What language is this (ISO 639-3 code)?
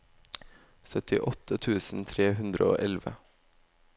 nor